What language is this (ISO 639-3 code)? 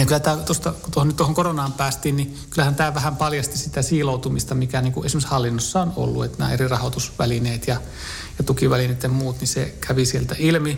fin